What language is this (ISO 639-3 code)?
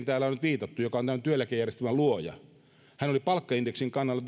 fin